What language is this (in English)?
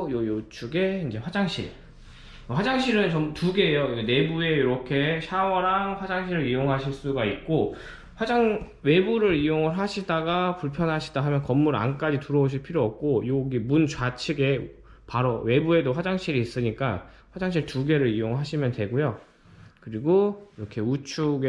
Korean